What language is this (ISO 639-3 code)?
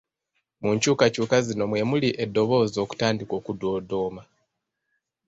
lug